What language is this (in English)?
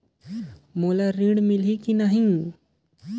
Chhattisgarhi